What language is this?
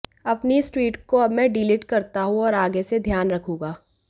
Hindi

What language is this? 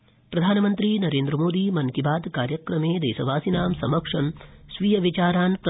Sanskrit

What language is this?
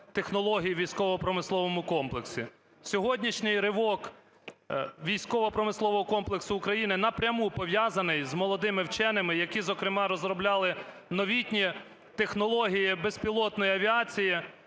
Ukrainian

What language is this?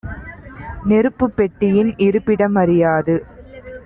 Tamil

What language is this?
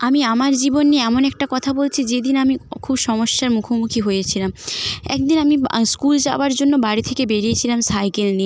Bangla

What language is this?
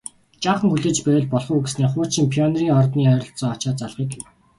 Mongolian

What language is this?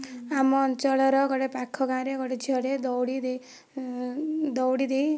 Odia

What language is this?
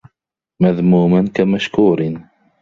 Arabic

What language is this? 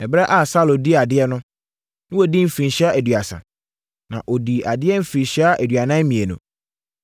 Akan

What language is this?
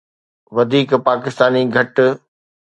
Sindhi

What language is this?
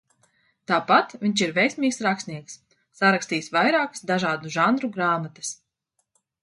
Latvian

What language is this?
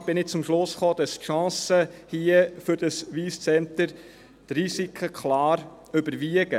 Swiss German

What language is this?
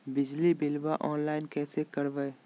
Magahi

